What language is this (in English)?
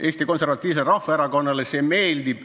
Estonian